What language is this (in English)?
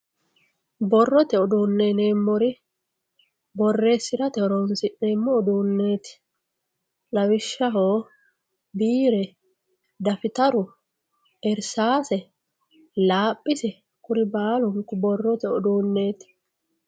Sidamo